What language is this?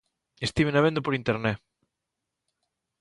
Galician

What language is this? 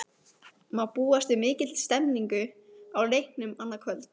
Icelandic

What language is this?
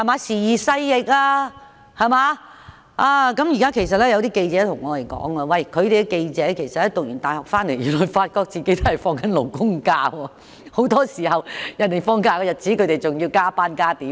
Cantonese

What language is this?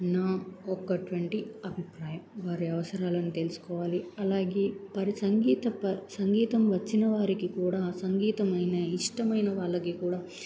Telugu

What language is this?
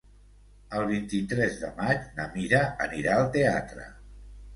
Catalan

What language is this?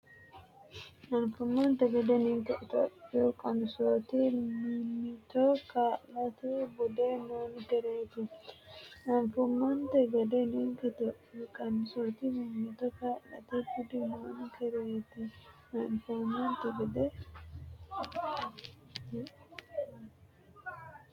Sidamo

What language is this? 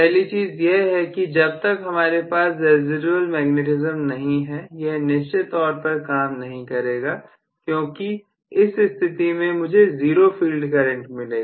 Hindi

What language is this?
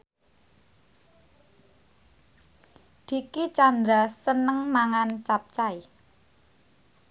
Javanese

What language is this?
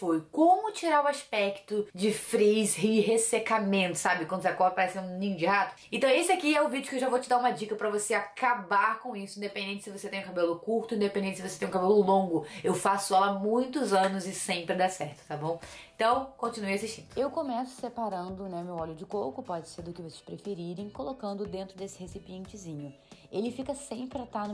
Portuguese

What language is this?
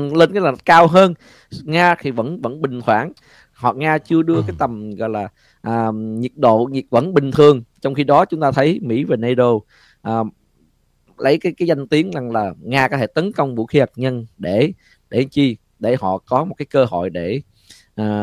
Vietnamese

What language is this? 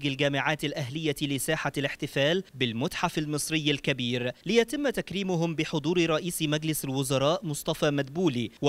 Arabic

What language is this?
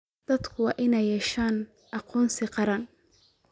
Somali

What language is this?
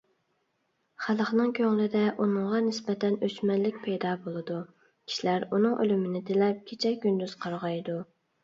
Uyghur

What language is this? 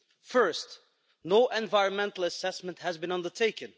English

